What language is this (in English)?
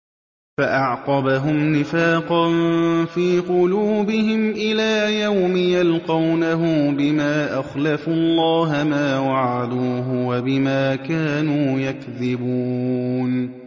Arabic